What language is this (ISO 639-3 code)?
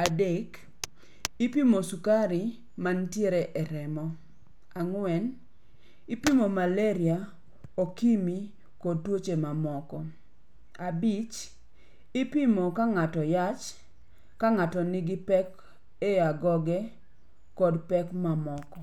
luo